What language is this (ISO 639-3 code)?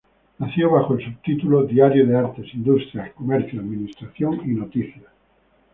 spa